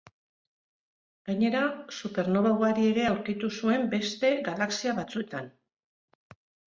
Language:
Basque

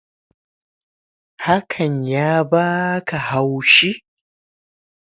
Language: Hausa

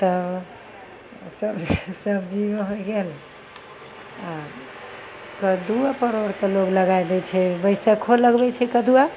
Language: Maithili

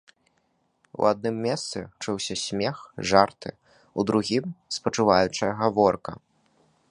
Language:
Belarusian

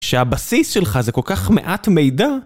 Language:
Hebrew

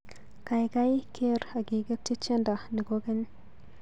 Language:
Kalenjin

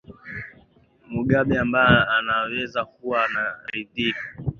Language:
Swahili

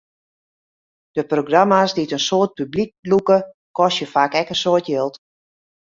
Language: Western Frisian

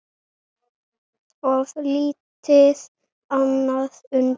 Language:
Icelandic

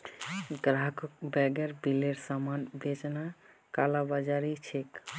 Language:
Magahi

